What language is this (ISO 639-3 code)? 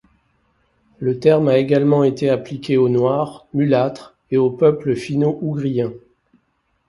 fra